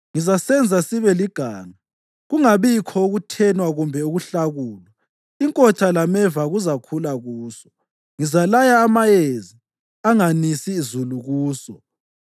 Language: North Ndebele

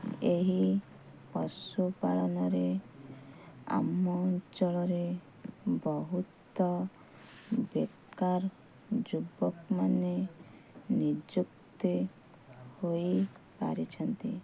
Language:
Odia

